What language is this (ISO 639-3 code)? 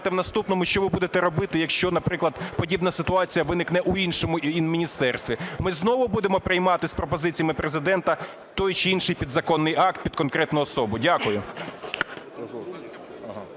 ukr